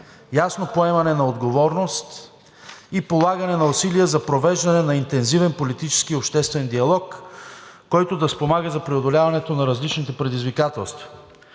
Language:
Bulgarian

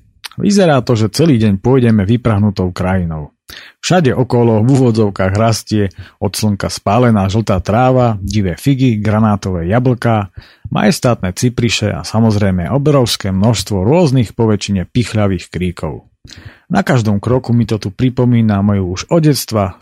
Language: Slovak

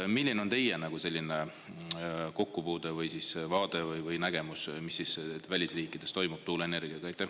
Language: Estonian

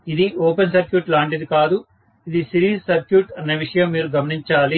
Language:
Telugu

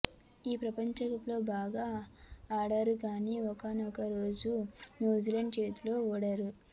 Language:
Telugu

